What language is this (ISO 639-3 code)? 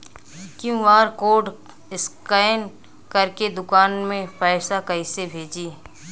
bho